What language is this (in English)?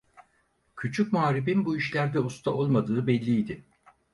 Turkish